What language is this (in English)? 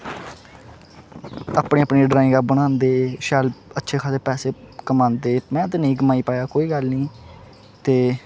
Dogri